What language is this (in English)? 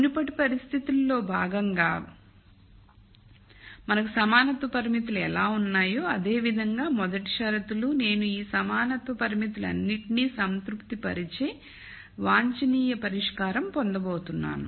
Telugu